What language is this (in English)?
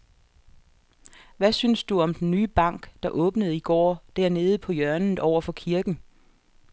Danish